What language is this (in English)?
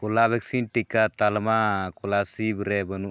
Santali